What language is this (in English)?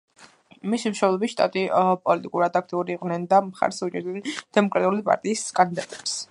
Georgian